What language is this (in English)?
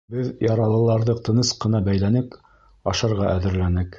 Bashkir